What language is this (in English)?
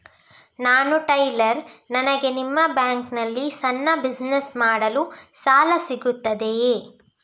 Kannada